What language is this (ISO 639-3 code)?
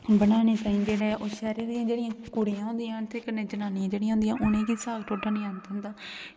doi